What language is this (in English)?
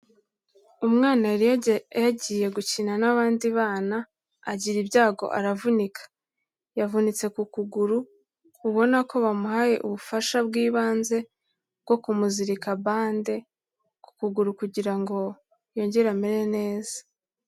Kinyarwanda